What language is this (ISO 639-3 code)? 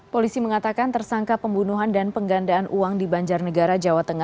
ind